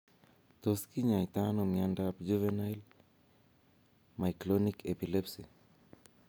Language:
Kalenjin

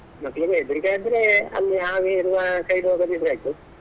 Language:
Kannada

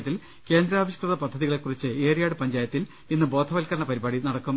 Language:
Malayalam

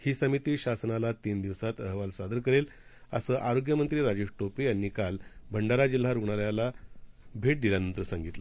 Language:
Marathi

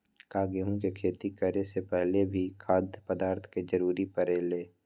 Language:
Magahi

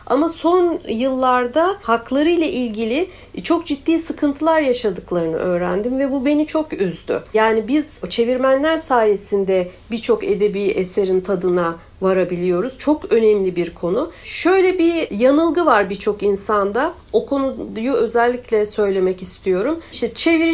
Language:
Turkish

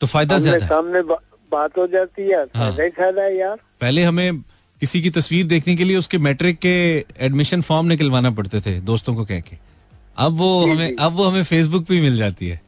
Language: Hindi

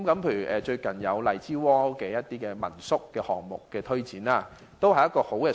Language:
Cantonese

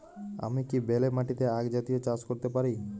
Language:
Bangla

